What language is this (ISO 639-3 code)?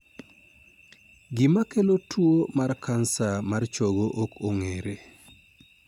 luo